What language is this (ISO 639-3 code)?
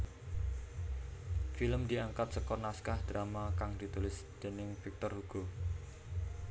jav